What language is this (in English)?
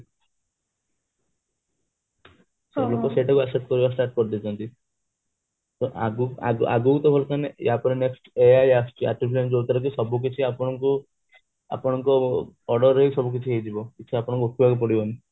Odia